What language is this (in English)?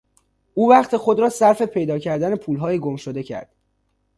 Persian